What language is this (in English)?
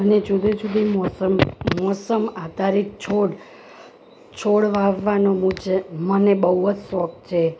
Gujarati